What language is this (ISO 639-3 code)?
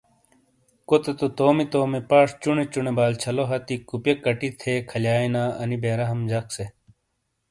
scl